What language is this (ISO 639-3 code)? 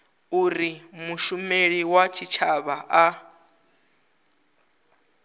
ven